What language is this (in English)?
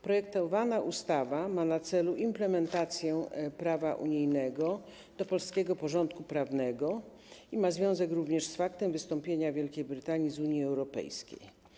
Polish